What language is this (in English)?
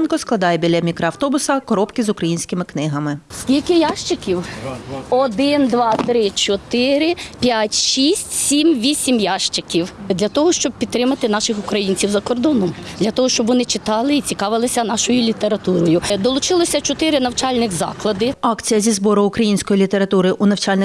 Ukrainian